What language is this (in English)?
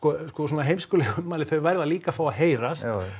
Icelandic